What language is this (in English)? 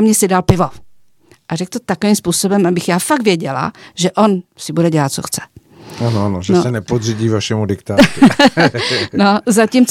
Czech